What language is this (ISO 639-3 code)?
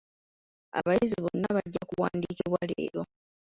lug